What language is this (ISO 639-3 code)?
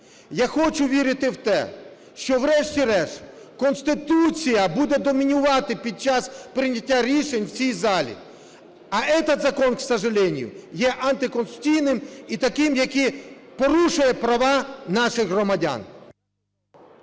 ukr